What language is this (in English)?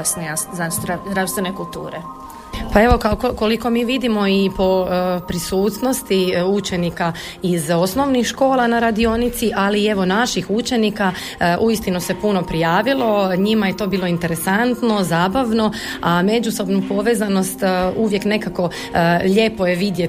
Croatian